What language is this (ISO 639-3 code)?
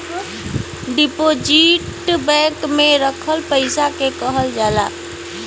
bho